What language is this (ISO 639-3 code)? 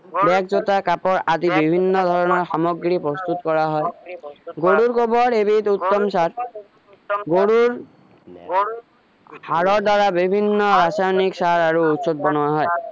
asm